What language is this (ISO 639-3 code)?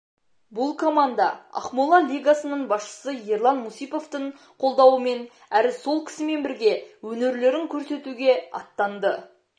kaz